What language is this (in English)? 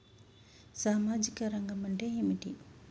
Telugu